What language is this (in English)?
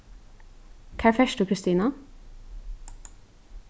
Faroese